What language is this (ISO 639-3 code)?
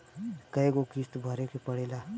bho